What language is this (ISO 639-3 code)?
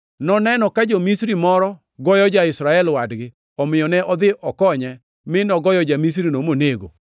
luo